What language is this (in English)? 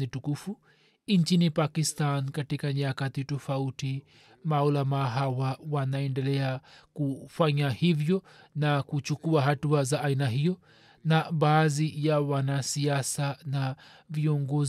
Swahili